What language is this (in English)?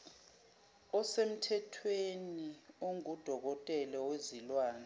Zulu